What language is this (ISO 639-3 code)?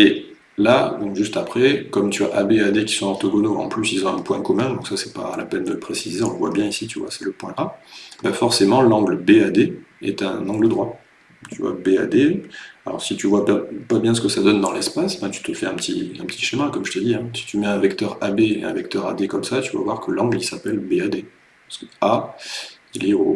fra